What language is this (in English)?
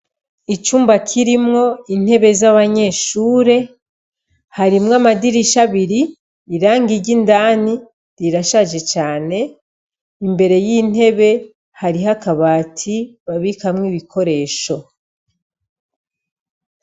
Rundi